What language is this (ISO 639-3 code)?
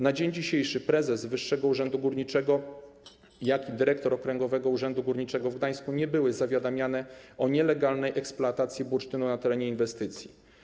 pol